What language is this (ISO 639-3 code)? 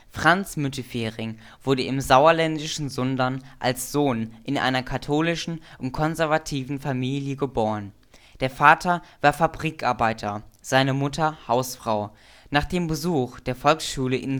deu